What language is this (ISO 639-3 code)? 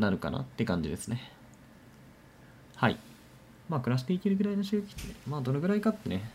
jpn